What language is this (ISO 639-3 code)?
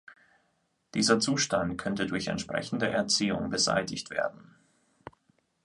deu